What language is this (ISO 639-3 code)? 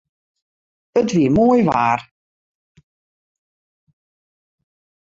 fry